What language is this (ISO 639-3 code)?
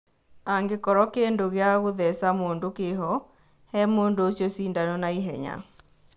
kik